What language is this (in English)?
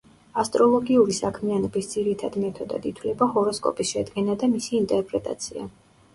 Georgian